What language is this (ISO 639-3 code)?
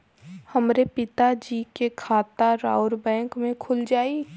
bho